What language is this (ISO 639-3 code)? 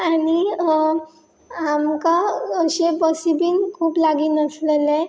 kok